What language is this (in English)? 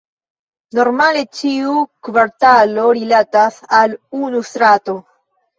Esperanto